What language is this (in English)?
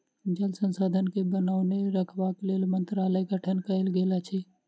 Maithili